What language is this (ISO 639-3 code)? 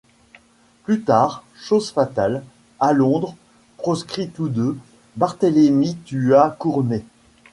fra